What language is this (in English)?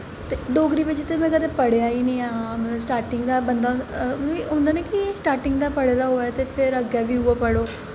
Dogri